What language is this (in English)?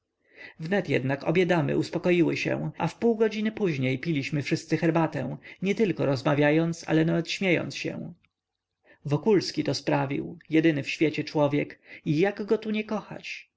Polish